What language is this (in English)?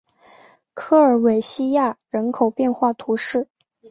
Chinese